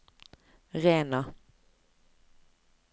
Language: Norwegian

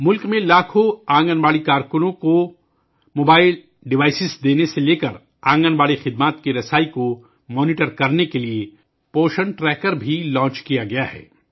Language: Urdu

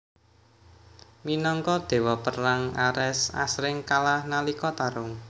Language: Javanese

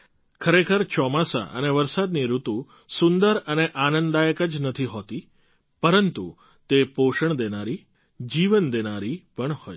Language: Gujarati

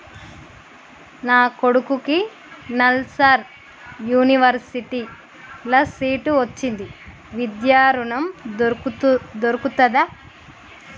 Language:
Telugu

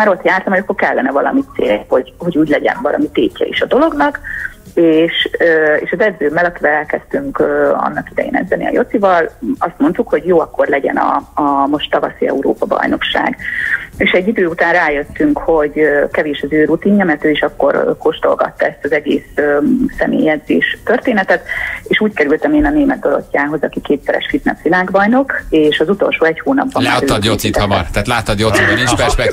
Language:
Hungarian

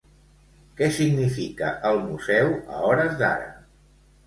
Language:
Catalan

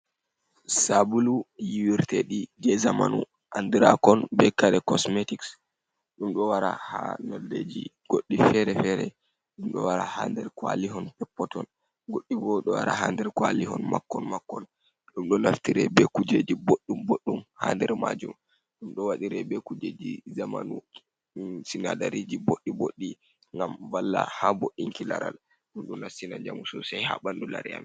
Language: Fula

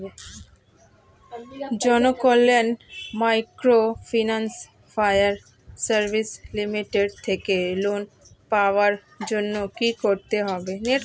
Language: Bangla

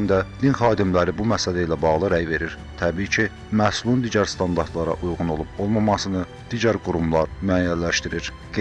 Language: Turkish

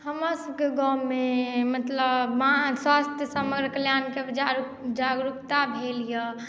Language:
Maithili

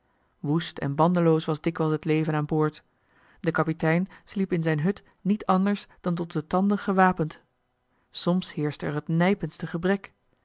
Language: Dutch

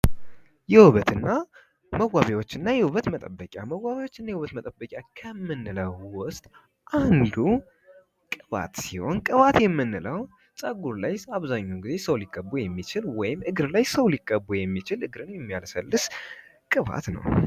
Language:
Amharic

